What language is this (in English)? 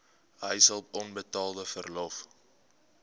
Afrikaans